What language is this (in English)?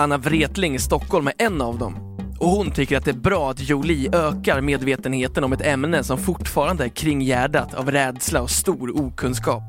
Swedish